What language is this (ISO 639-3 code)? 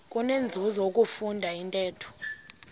xho